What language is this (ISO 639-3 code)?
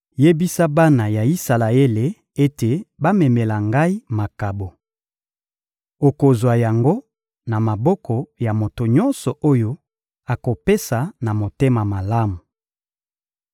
lin